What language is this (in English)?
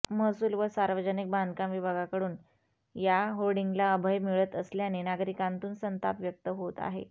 Marathi